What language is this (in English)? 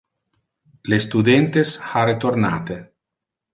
Interlingua